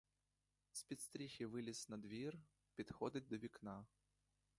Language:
Ukrainian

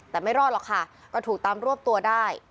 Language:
Thai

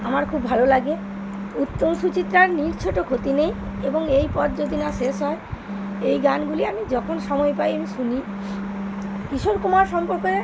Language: Bangla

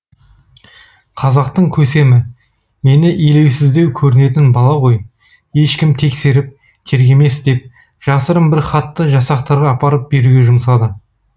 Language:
Kazakh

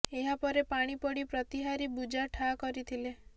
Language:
Odia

